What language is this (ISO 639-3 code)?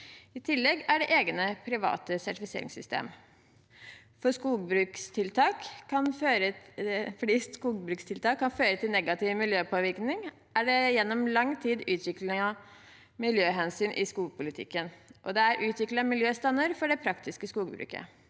nor